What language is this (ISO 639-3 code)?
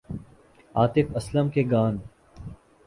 urd